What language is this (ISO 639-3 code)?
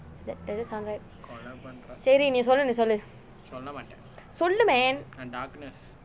eng